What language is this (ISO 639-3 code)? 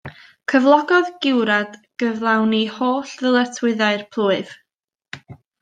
cym